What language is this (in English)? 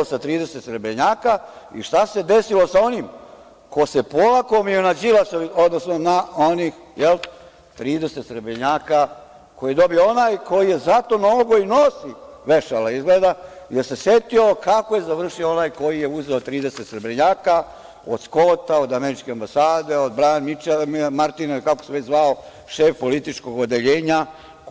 Serbian